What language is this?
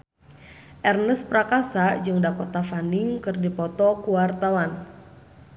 Sundanese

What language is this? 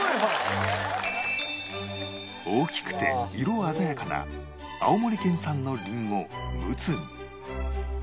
Japanese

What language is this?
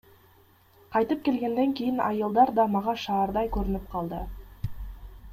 Kyrgyz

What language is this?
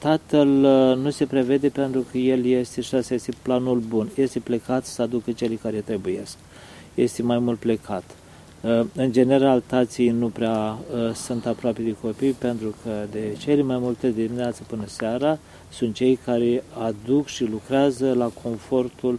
Romanian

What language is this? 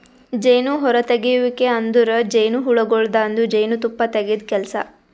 Kannada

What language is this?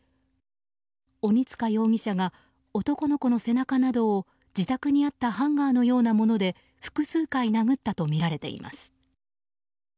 Japanese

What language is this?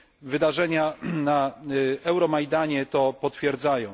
Polish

